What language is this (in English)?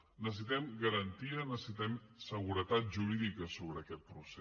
Catalan